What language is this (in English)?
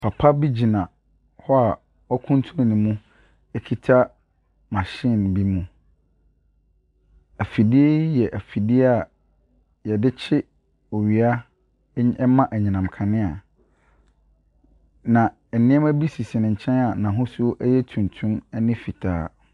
Akan